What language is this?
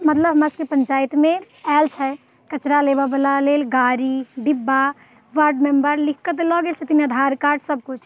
Maithili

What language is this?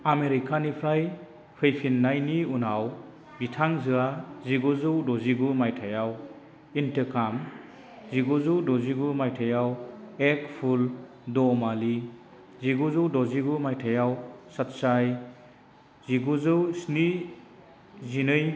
Bodo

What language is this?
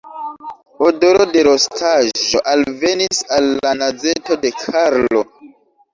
Esperanto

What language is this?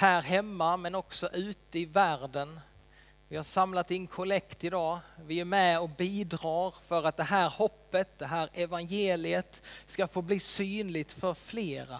Swedish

